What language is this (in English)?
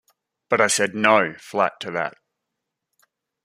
English